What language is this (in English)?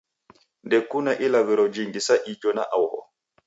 Taita